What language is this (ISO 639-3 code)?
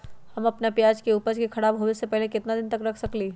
mag